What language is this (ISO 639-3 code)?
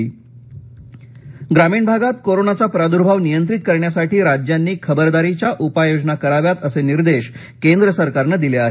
mar